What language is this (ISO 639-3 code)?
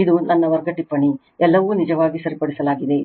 kan